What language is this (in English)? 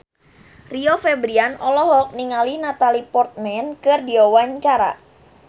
Sundanese